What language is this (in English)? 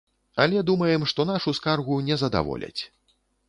Belarusian